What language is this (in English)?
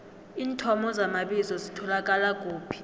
South Ndebele